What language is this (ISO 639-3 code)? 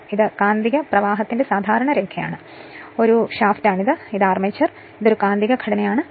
mal